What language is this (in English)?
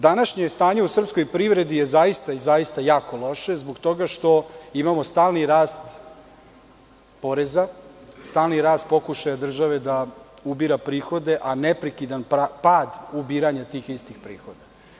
Serbian